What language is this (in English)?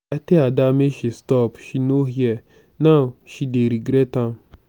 Nigerian Pidgin